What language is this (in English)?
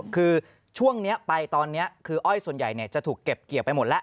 Thai